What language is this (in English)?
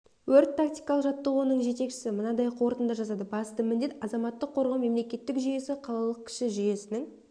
Kazakh